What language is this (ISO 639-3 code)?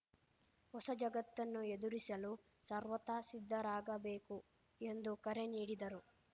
kan